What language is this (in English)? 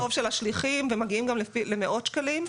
Hebrew